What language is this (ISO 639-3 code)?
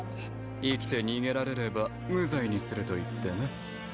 jpn